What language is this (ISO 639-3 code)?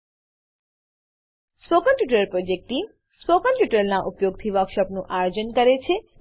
guj